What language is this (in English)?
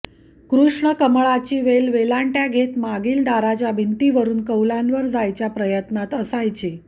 Marathi